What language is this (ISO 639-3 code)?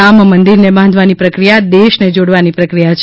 guj